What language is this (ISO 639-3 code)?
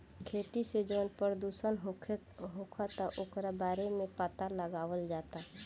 bho